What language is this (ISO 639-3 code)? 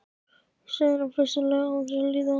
isl